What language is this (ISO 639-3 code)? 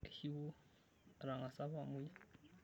mas